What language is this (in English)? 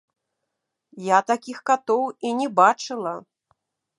Belarusian